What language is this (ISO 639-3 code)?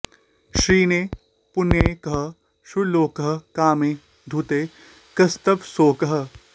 san